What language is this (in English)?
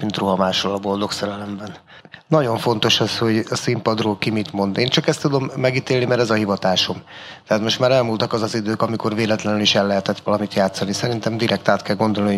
Hungarian